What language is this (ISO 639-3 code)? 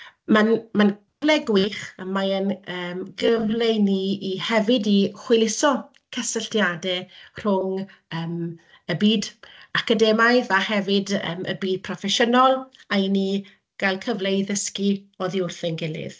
cym